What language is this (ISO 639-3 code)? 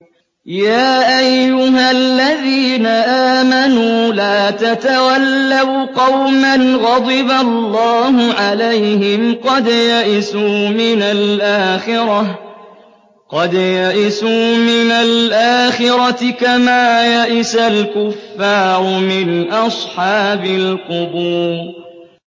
ara